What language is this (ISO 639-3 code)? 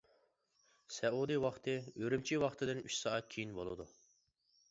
uig